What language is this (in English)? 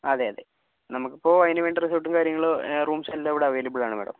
Malayalam